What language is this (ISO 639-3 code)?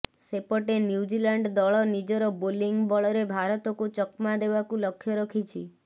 ori